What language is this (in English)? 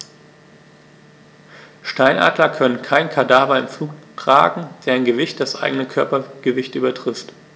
German